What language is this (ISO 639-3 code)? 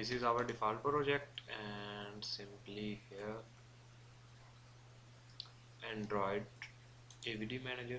eng